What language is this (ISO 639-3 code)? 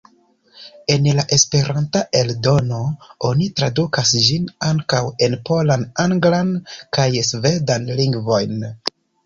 epo